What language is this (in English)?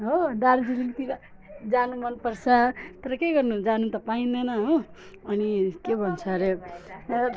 Nepali